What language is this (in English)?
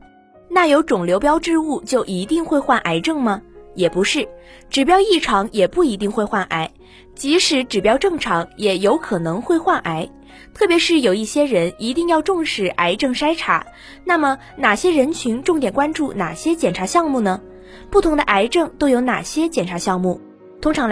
Chinese